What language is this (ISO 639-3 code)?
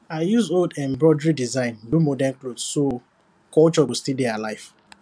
pcm